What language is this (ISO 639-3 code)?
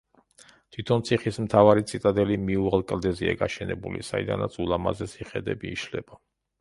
kat